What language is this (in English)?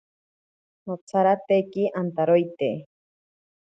Ashéninka Perené